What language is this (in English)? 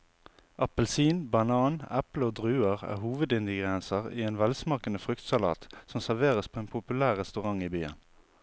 Norwegian